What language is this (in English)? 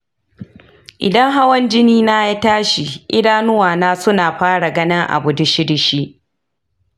Hausa